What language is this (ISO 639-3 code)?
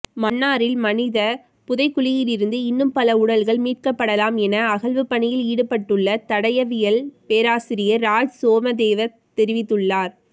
tam